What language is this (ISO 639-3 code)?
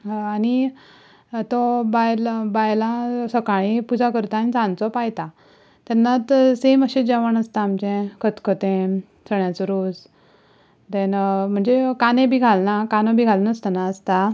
kok